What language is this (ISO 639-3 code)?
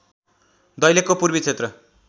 nep